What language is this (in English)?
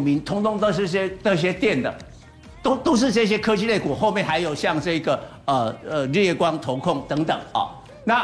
Chinese